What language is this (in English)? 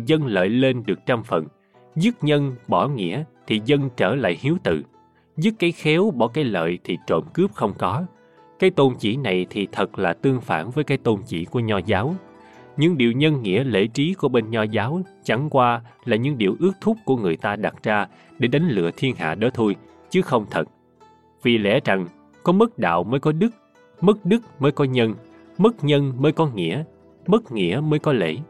Vietnamese